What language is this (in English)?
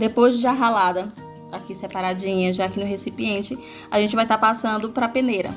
Portuguese